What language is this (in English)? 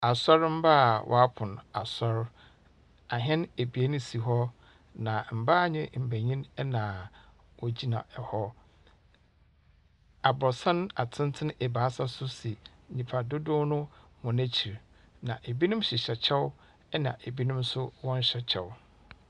Akan